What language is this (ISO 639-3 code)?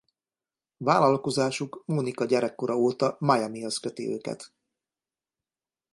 hun